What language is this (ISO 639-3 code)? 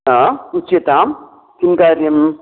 san